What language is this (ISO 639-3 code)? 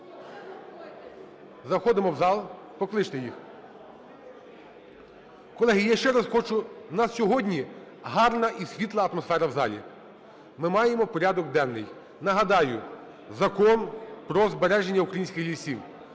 ukr